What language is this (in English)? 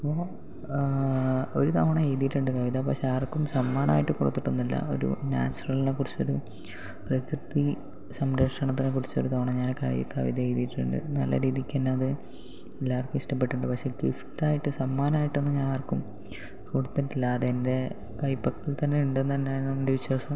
Malayalam